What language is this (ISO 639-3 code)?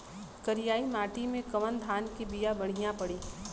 bho